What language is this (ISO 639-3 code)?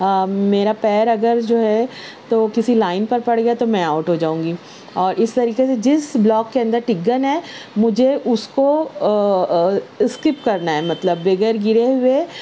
urd